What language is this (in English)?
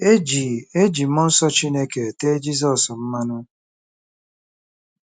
Igbo